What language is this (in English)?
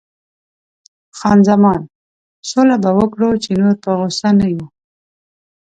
Pashto